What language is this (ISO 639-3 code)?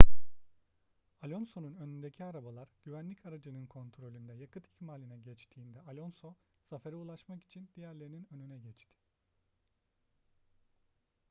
tur